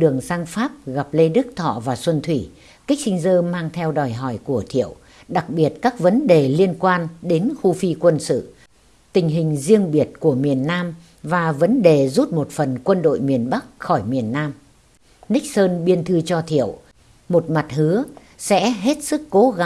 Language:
Vietnamese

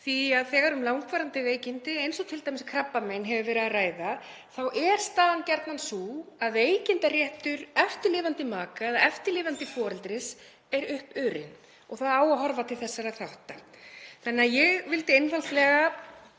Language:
Icelandic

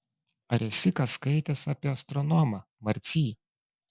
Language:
Lithuanian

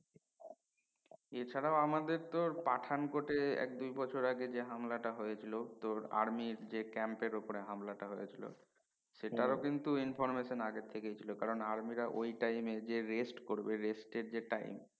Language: Bangla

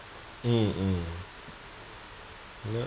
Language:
English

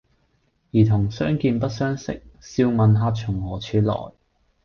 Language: Cantonese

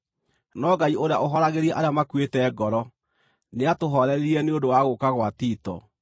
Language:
Kikuyu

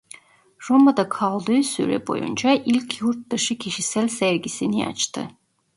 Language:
Turkish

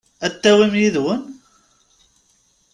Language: Kabyle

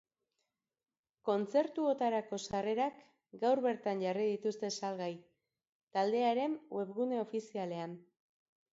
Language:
Basque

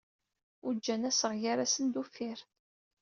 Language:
Kabyle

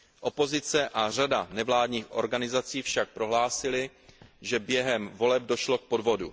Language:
Czech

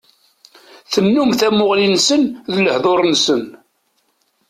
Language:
Kabyle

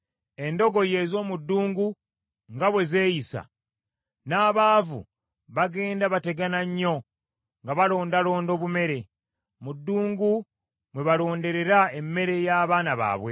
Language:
Ganda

